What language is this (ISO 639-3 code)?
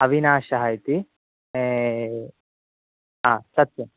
san